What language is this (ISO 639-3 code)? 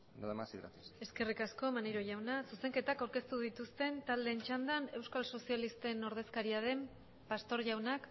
eus